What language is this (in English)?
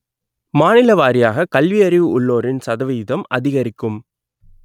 Tamil